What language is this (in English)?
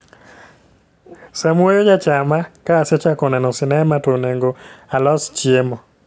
Luo (Kenya and Tanzania)